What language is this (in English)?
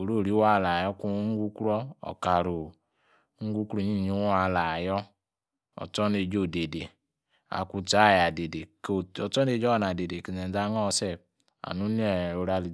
Yace